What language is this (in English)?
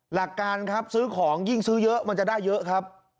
Thai